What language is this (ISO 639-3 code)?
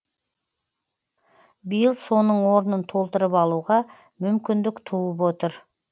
kaz